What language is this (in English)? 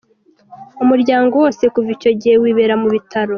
Kinyarwanda